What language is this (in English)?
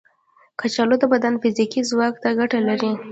Pashto